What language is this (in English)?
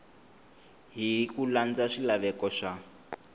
Tsonga